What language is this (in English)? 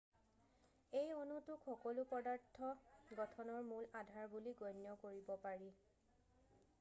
Assamese